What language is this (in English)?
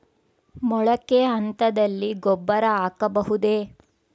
Kannada